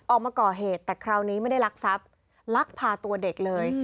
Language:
Thai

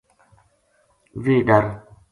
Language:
Gujari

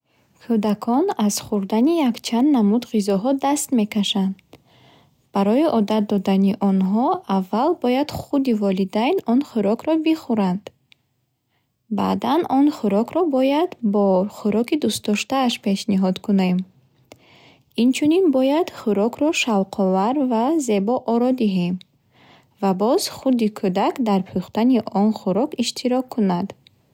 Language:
Bukharic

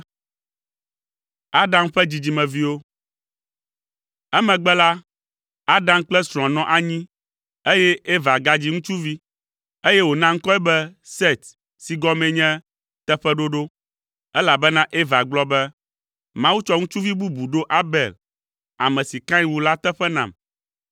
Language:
Ewe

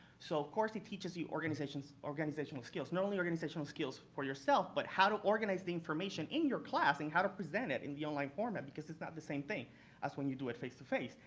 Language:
English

